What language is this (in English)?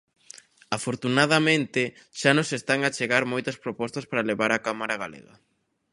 Galician